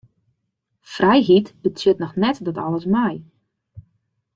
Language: Western Frisian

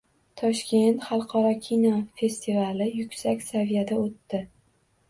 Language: Uzbek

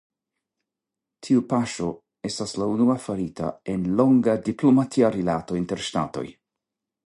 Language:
Esperanto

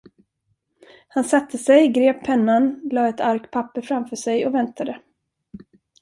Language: Swedish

